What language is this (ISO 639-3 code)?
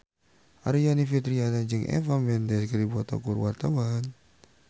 sun